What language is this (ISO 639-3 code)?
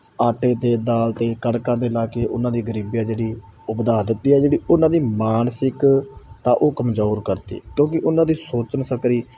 pan